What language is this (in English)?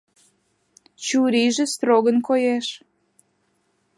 Mari